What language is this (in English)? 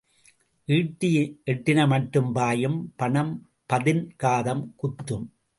Tamil